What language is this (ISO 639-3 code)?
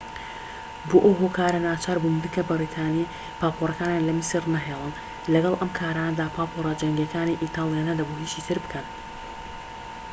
ckb